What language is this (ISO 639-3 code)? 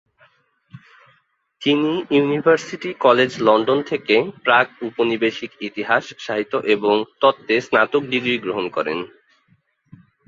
ben